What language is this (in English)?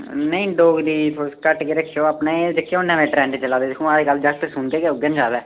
Dogri